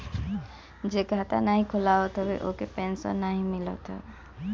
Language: Bhojpuri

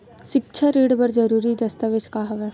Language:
Chhattisgarhi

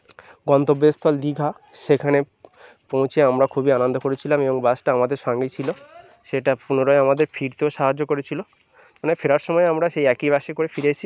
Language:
Bangla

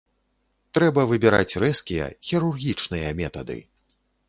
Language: Belarusian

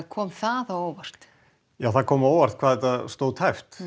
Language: Icelandic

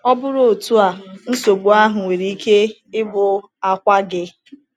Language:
Igbo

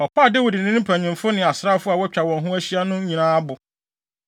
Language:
Akan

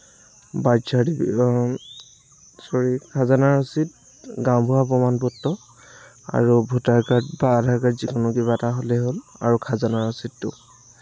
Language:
Assamese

